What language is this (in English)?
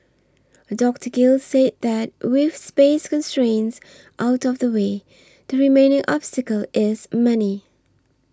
English